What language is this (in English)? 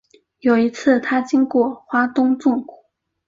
Chinese